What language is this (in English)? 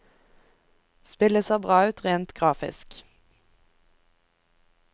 Norwegian